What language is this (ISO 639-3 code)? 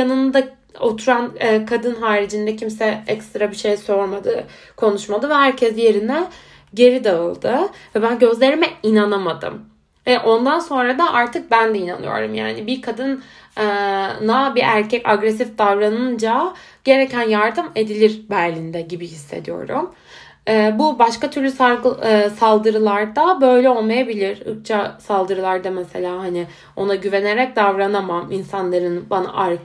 tur